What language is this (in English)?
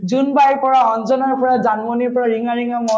Assamese